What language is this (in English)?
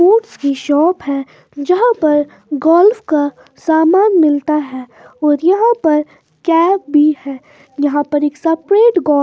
Hindi